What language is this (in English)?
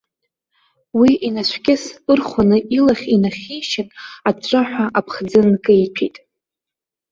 Abkhazian